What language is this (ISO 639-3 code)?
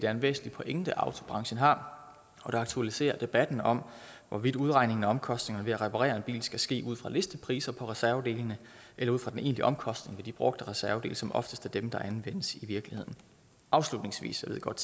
dan